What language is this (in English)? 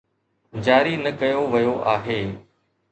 Sindhi